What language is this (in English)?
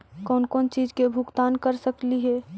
Magahi